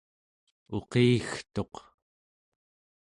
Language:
Central Yupik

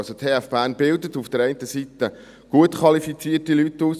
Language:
Swiss German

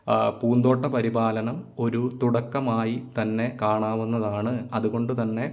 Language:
Malayalam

